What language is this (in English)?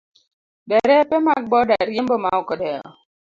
Luo (Kenya and Tanzania)